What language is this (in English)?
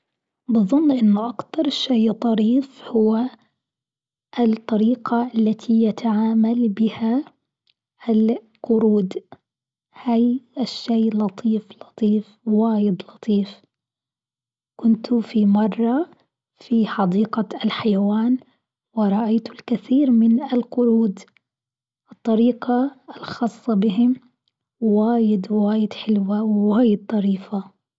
Gulf Arabic